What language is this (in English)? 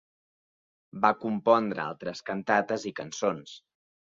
Catalan